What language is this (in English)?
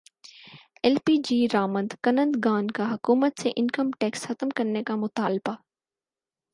Urdu